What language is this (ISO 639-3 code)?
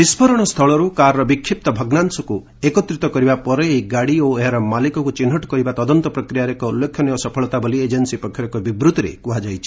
ori